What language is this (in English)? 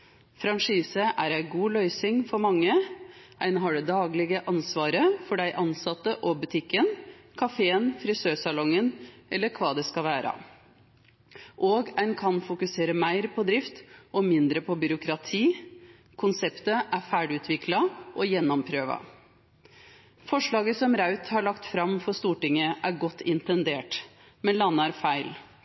Norwegian Nynorsk